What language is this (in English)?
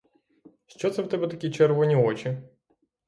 Ukrainian